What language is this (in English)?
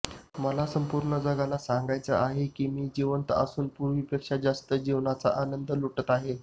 Marathi